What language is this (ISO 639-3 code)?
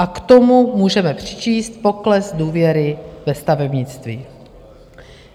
ces